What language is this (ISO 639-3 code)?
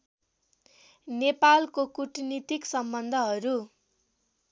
nep